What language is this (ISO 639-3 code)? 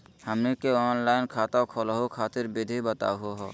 mag